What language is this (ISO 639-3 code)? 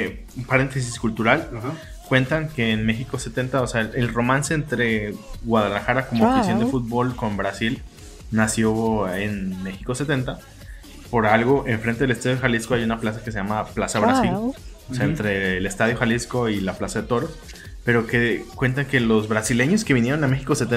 spa